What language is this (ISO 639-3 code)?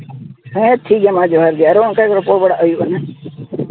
sat